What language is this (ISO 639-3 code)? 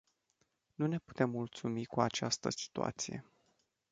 ron